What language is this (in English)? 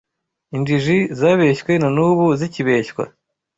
Kinyarwanda